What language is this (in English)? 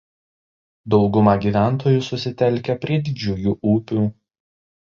Lithuanian